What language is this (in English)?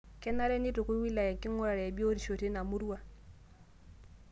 Masai